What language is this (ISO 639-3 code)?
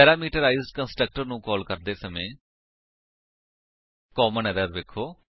pan